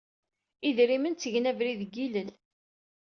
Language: Kabyle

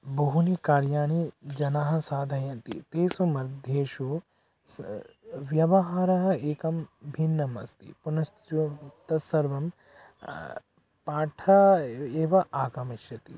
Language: Sanskrit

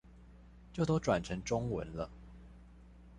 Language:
Chinese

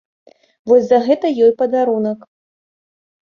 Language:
Belarusian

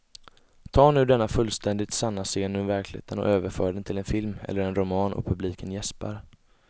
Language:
Swedish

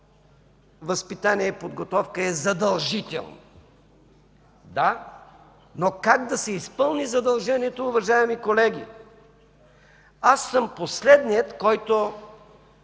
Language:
Bulgarian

